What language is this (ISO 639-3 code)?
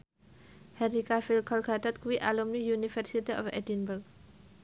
jav